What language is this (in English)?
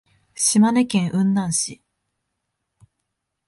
Japanese